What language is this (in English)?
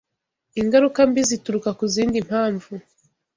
Kinyarwanda